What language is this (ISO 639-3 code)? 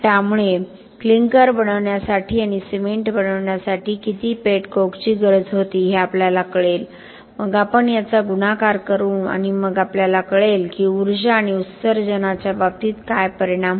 mar